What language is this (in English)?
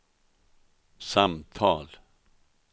Swedish